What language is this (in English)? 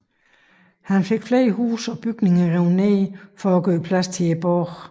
Danish